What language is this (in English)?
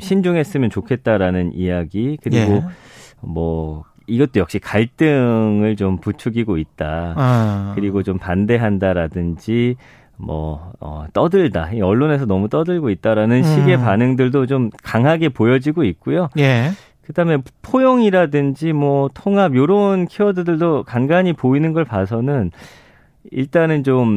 Korean